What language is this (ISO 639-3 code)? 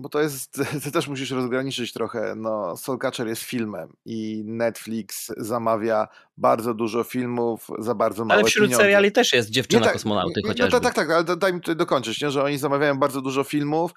pol